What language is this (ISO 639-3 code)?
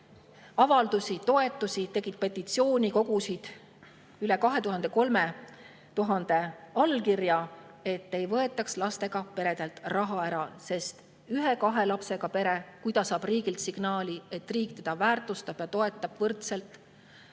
est